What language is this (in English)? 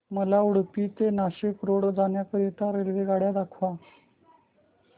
Marathi